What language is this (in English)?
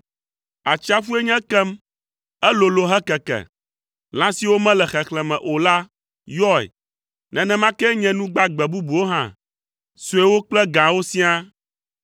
Ewe